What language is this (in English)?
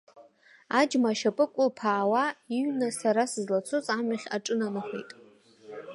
Abkhazian